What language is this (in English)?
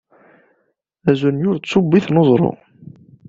Kabyle